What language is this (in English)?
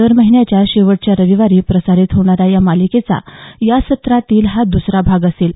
Marathi